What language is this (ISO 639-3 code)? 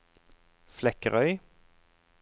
nor